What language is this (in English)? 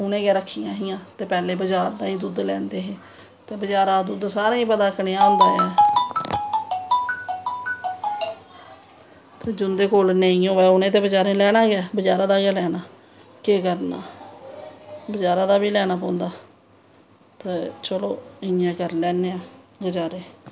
Dogri